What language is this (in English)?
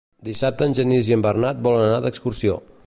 Catalan